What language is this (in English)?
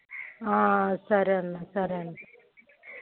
Telugu